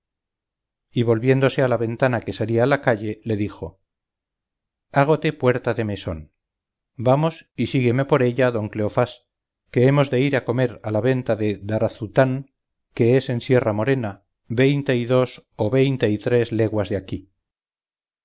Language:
Spanish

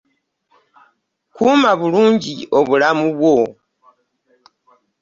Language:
Ganda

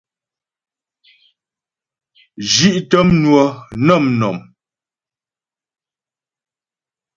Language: Ghomala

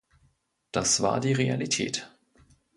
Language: German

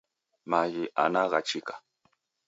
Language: Taita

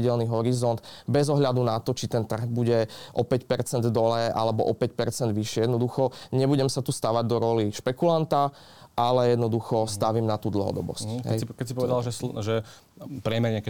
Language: Slovak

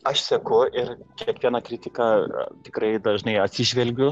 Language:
Lithuanian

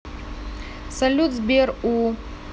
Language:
Russian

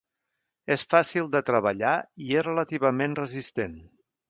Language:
Catalan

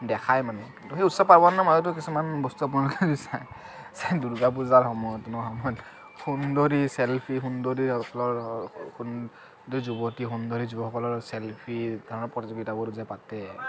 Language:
Assamese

